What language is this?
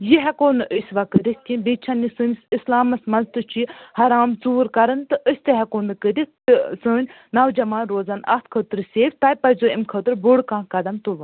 Kashmiri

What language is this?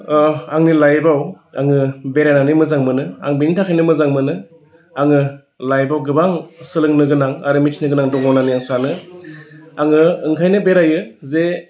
Bodo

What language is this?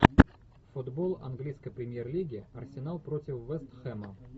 Russian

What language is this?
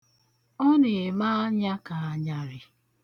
Igbo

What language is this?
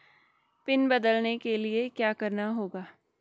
Hindi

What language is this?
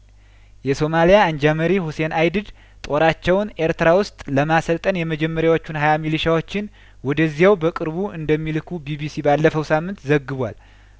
Amharic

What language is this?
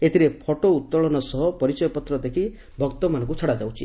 Odia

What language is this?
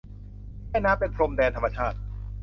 Thai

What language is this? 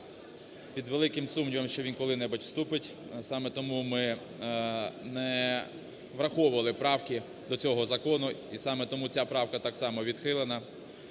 Ukrainian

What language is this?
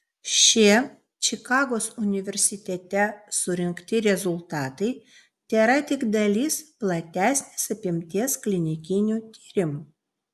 Lithuanian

